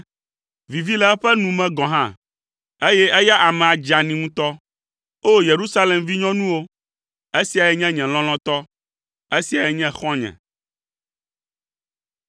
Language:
Ewe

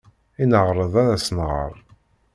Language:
Kabyle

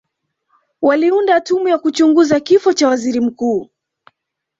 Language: Swahili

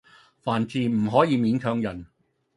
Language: Cantonese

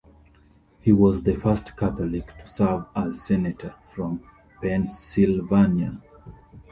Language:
English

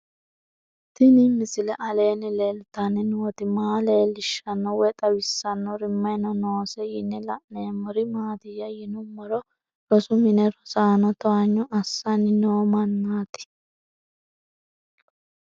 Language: Sidamo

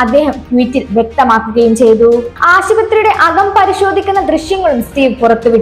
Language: Hindi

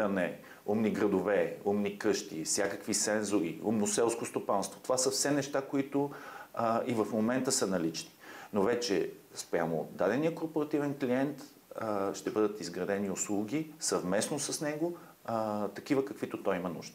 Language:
Bulgarian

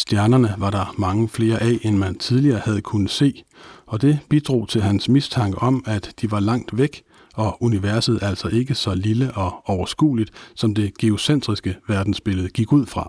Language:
Danish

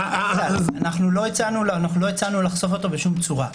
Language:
Hebrew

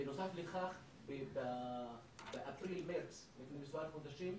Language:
Hebrew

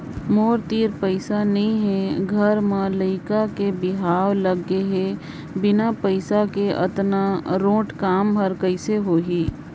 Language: Chhattisgarhi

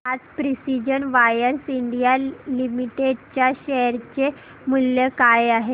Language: Marathi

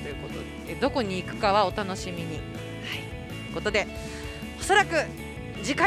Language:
Japanese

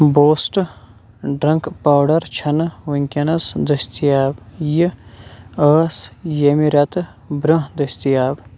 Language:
Kashmiri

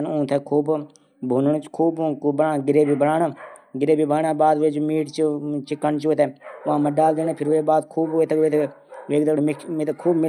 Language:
Garhwali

